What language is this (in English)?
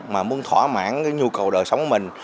Vietnamese